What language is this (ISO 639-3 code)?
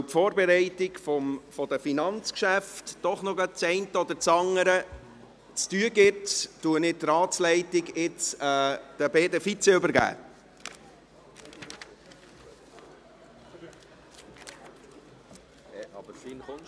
gsw